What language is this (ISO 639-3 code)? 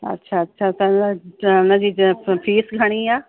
snd